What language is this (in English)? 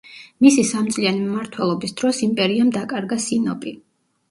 Georgian